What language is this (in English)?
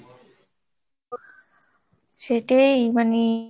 Bangla